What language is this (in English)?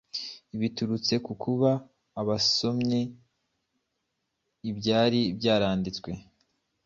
Kinyarwanda